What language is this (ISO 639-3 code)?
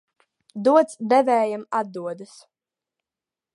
lav